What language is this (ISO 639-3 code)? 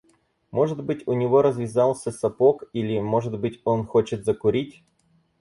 rus